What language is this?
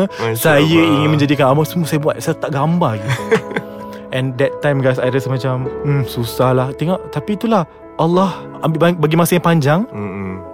Malay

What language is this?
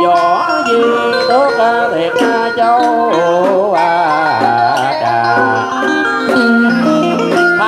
Vietnamese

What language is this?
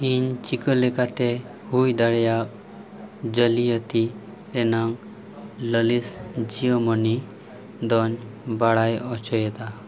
Santali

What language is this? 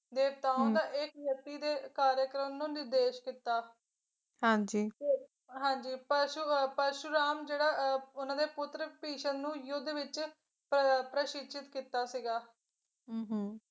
Punjabi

